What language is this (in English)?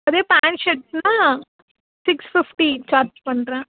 Tamil